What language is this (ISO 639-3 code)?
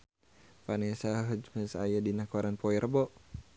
sun